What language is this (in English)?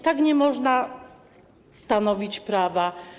Polish